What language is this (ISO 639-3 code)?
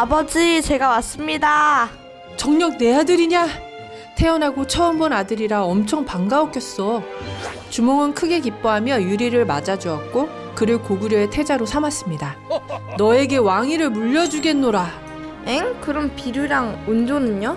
kor